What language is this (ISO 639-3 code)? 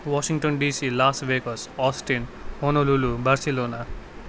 nep